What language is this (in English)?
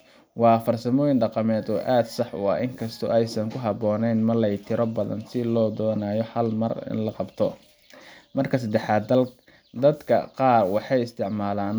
Somali